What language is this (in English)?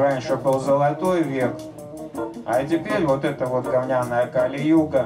Russian